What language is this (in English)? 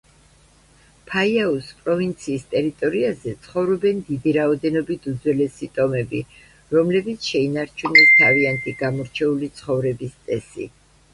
Georgian